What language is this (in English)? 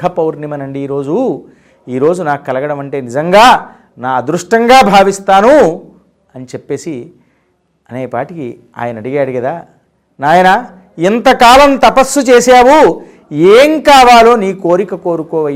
Telugu